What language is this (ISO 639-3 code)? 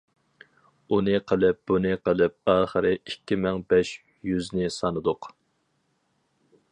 uig